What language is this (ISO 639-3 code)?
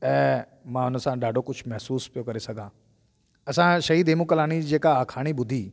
snd